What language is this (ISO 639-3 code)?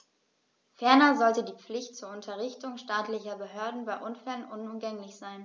deu